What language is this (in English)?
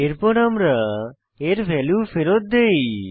Bangla